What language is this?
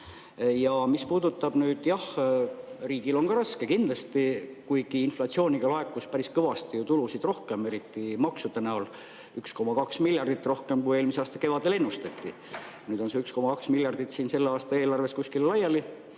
Estonian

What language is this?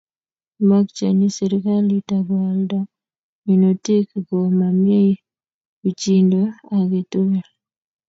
Kalenjin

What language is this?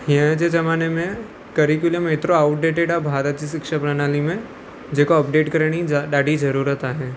Sindhi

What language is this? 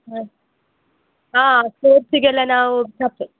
Kannada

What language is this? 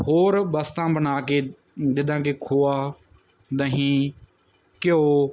Punjabi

